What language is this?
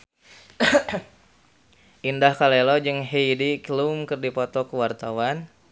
Sundanese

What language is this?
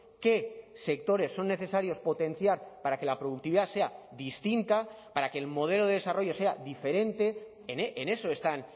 Spanish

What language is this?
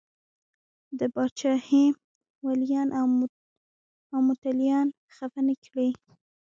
Pashto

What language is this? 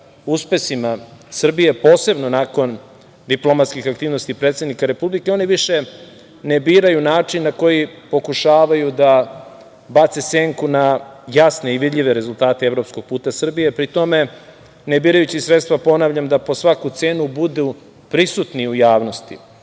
Serbian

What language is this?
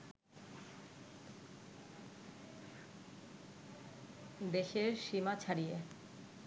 Bangla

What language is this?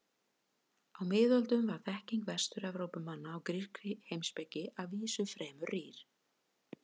Icelandic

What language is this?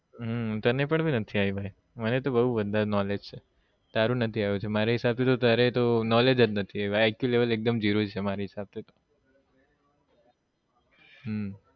Gujarati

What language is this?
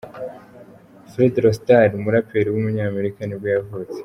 Kinyarwanda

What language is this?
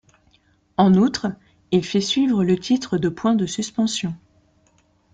French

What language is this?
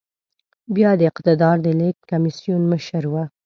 Pashto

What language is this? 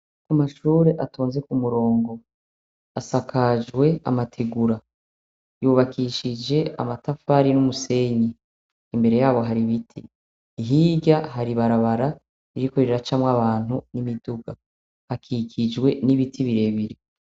Rundi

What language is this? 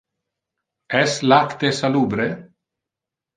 Interlingua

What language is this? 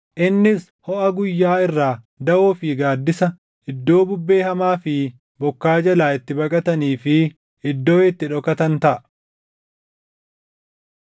Oromo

